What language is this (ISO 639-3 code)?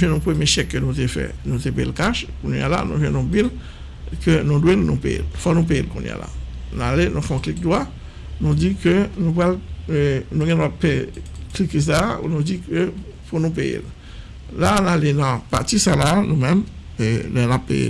fra